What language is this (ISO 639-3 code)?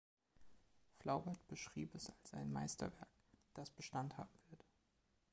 deu